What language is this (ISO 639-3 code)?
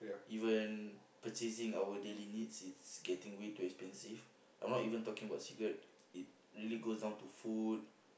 eng